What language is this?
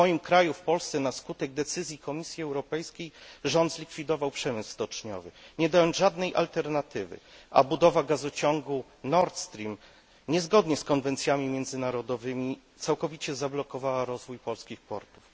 Polish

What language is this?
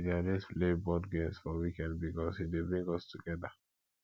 Nigerian Pidgin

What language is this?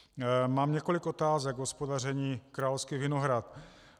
Czech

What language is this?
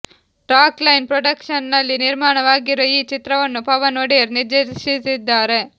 Kannada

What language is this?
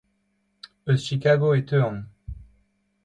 Breton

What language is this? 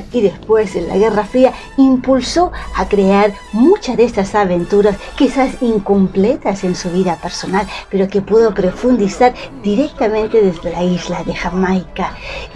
Spanish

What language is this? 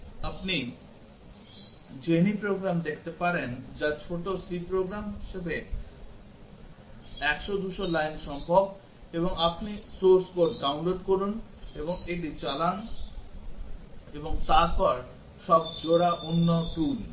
Bangla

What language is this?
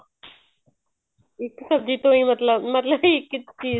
Punjabi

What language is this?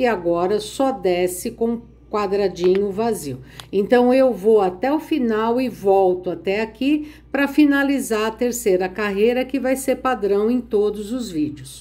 Portuguese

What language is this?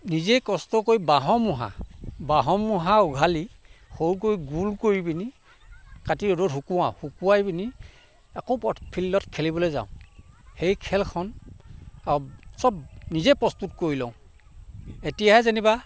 Assamese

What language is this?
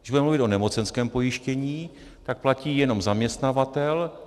Czech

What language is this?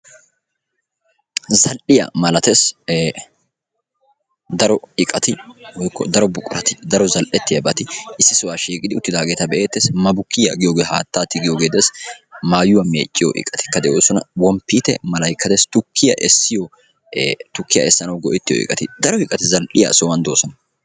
Wolaytta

